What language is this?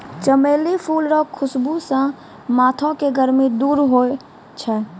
Maithili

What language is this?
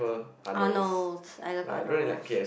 English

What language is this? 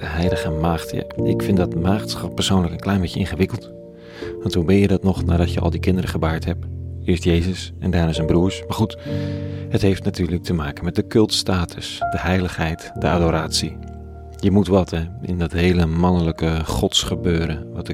Dutch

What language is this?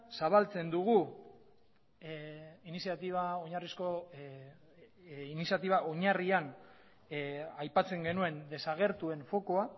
Basque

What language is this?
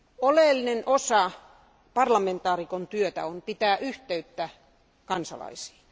Finnish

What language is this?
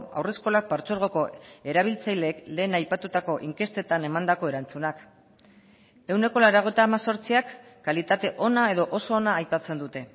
Basque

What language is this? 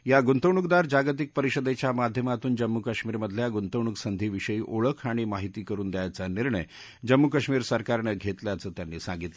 Marathi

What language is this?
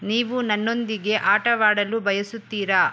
Kannada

